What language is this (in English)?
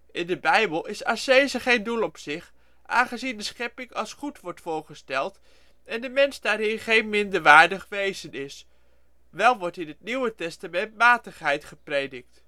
Dutch